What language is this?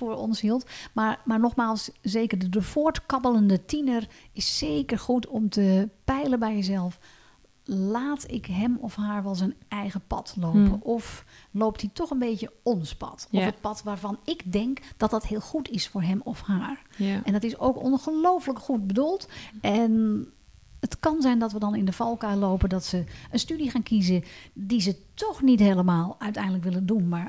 Dutch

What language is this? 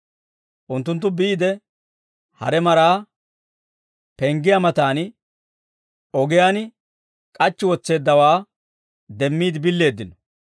Dawro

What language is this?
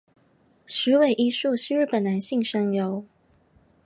Chinese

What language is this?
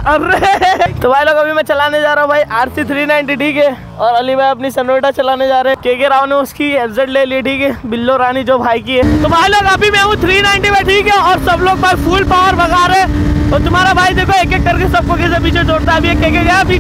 Hindi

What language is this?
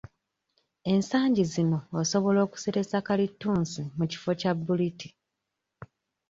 Ganda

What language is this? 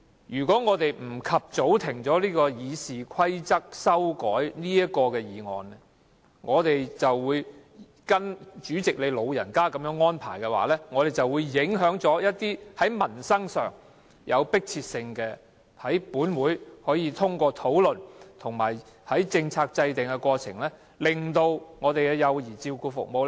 Cantonese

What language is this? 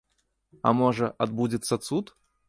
Belarusian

